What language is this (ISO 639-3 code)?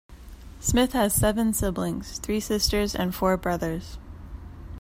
eng